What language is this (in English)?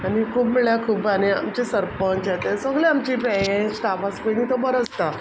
Konkani